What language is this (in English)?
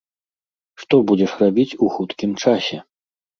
Belarusian